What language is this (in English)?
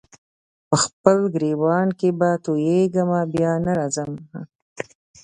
Pashto